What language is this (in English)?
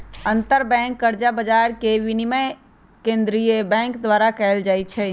Magahi